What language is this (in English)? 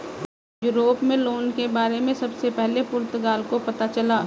Hindi